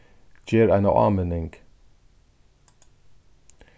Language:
Faroese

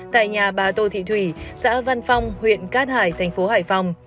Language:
Vietnamese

